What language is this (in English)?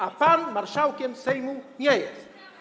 Polish